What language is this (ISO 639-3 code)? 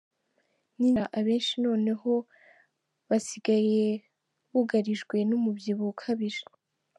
kin